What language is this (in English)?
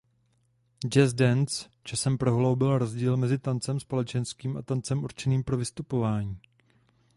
Czech